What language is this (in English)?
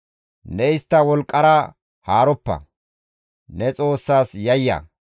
Gamo